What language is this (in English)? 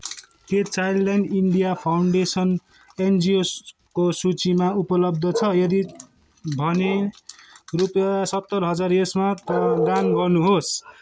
Nepali